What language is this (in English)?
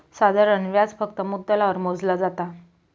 Marathi